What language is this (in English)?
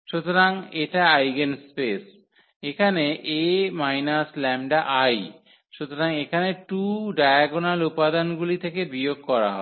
Bangla